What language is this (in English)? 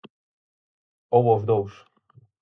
Galician